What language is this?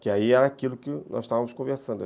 Portuguese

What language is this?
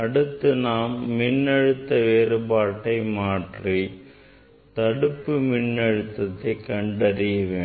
Tamil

